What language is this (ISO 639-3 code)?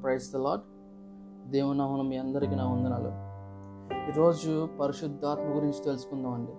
tel